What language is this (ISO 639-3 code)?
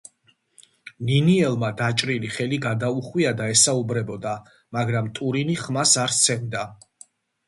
kat